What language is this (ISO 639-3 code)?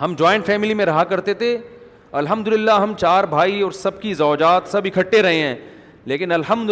urd